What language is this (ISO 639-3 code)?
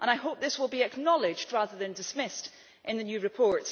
eng